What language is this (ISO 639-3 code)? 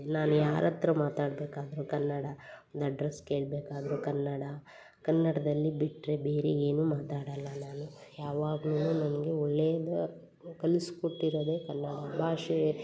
kan